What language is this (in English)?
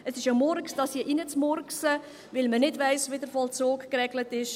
Swiss German